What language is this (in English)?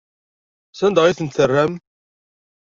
Kabyle